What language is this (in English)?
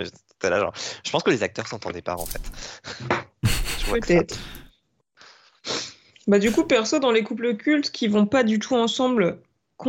French